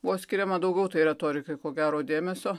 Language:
Lithuanian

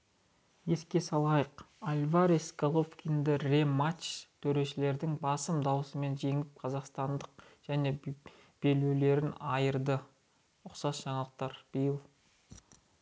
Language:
Kazakh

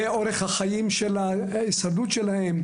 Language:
Hebrew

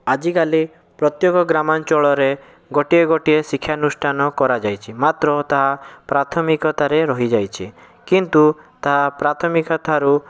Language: Odia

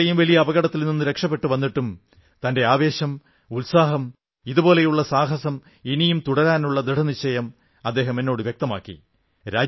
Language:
Malayalam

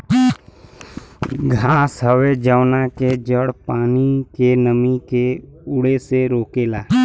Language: Bhojpuri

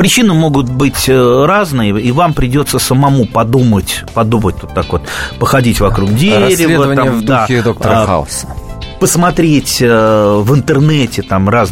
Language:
Russian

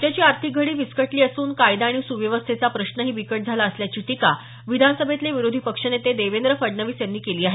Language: Marathi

